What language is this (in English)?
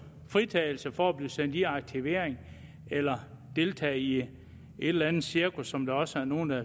Danish